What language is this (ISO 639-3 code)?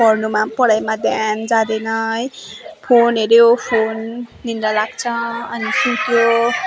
nep